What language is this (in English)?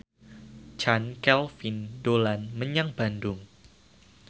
Javanese